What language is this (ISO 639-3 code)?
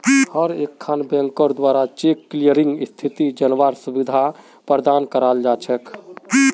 mag